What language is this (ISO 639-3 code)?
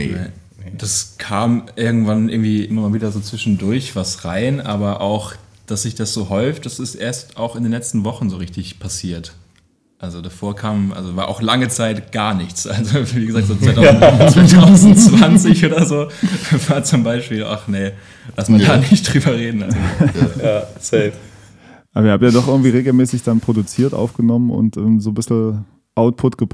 deu